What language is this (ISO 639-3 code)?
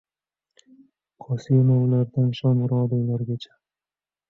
uzb